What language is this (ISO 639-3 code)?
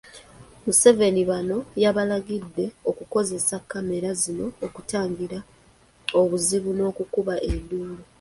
lug